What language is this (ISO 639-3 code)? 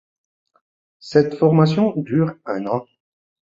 fra